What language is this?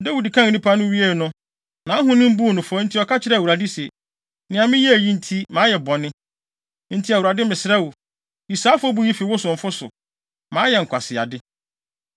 Akan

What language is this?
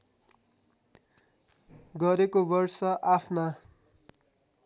Nepali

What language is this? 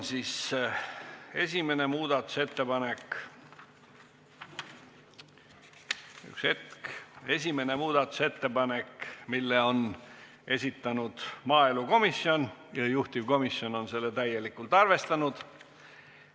Estonian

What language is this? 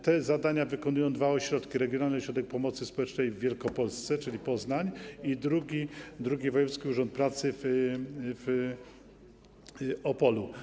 Polish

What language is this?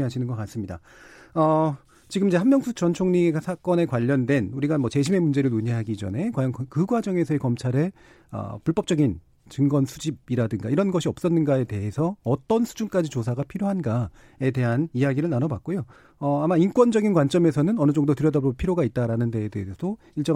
Korean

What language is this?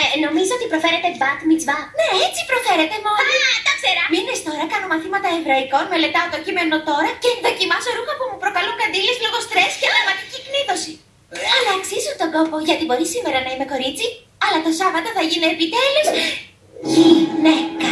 Greek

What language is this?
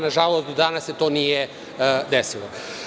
Serbian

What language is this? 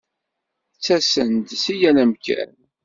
Kabyle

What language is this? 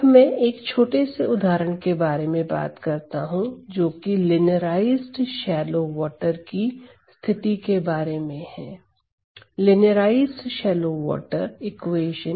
Hindi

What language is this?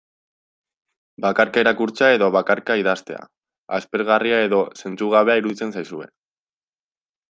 Basque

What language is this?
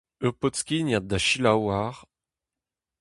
Breton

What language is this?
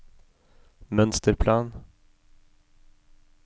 Norwegian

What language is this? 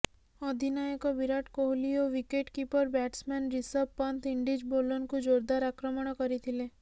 Odia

